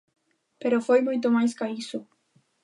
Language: Galician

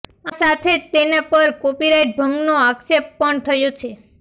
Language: Gujarati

